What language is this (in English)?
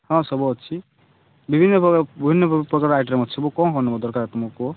Odia